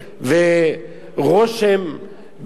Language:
Hebrew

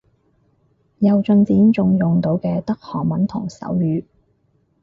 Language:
Cantonese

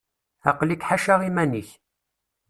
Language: Kabyle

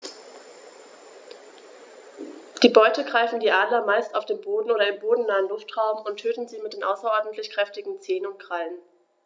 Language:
German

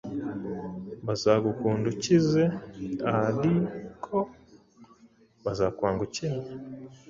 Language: Kinyarwanda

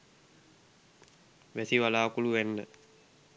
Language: Sinhala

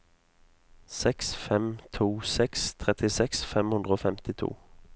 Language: Norwegian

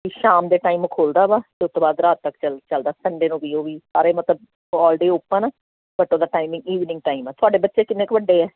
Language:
Punjabi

